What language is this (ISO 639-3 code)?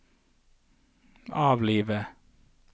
nor